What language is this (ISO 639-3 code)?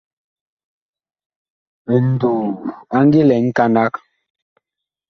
bkh